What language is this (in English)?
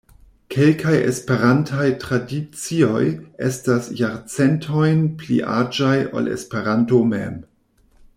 Esperanto